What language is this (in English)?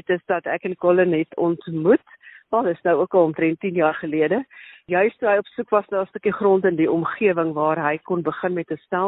Swedish